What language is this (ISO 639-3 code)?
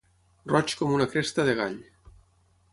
cat